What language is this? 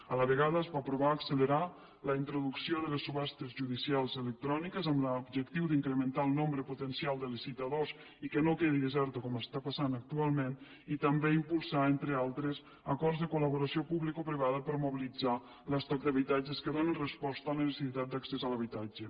Catalan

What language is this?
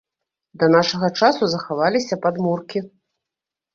Belarusian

